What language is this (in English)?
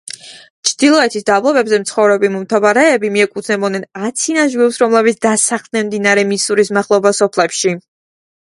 Georgian